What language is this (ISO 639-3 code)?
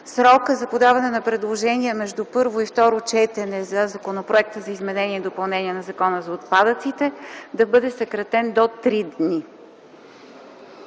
bul